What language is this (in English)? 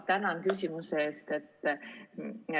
Estonian